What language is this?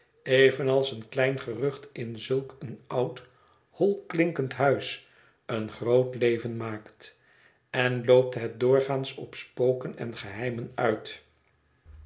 Dutch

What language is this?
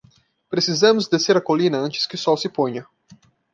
Portuguese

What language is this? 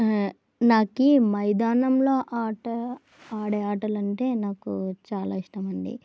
Telugu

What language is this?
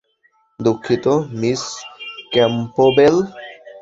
Bangla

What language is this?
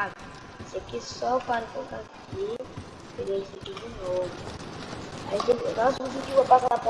Portuguese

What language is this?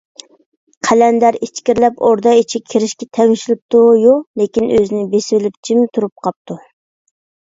Uyghur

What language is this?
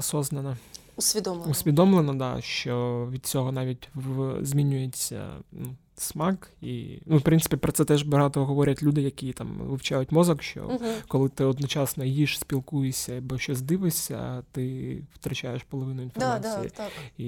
Ukrainian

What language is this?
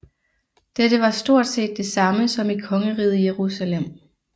Danish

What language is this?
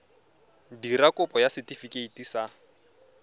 Tswana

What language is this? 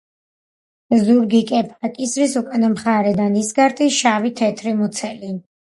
Georgian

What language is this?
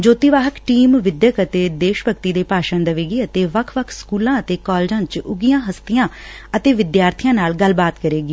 Punjabi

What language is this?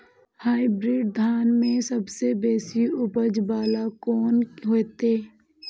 Maithili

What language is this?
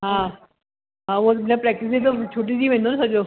Sindhi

